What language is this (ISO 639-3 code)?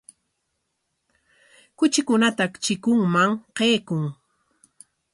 qwa